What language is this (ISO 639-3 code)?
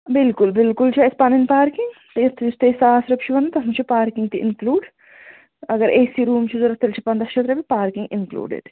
kas